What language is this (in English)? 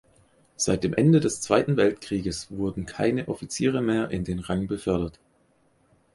German